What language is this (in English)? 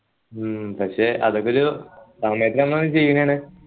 Malayalam